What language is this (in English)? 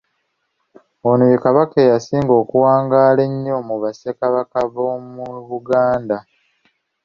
Ganda